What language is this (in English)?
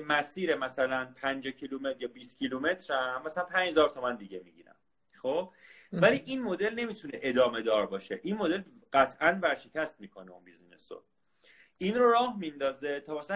Persian